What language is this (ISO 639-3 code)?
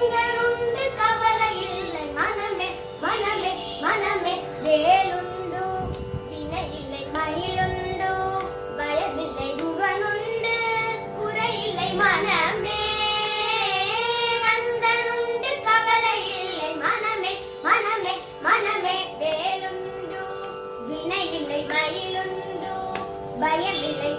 tam